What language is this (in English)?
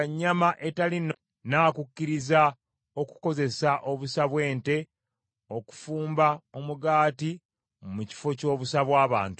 Ganda